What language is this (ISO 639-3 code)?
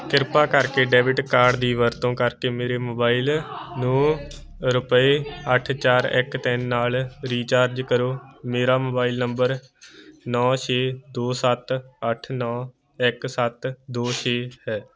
pan